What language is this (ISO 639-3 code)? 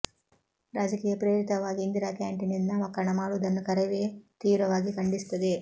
kan